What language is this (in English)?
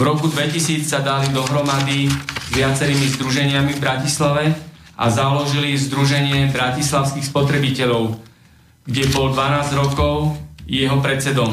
Slovak